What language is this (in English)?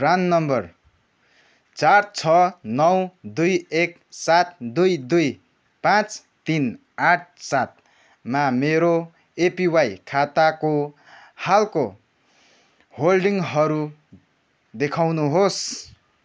Nepali